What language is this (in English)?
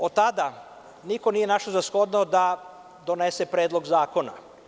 Serbian